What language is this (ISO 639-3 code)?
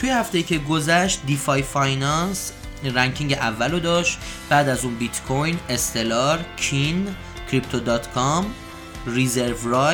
fas